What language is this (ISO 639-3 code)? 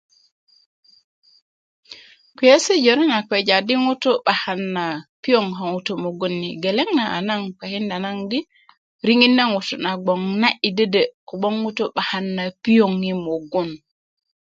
ukv